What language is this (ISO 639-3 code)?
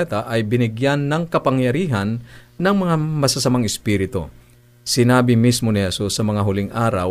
fil